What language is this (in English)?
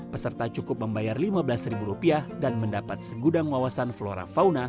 Indonesian